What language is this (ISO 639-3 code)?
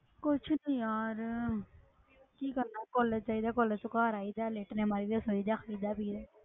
pan